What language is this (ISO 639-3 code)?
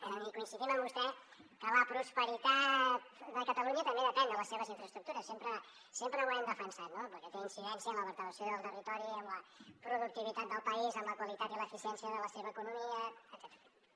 cat